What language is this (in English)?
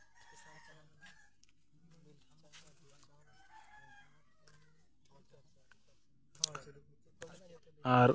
Santali